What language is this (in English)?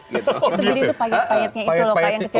Indonesian